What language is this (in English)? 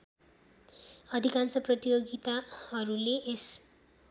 Nepali